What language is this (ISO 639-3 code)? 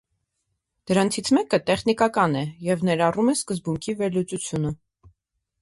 hye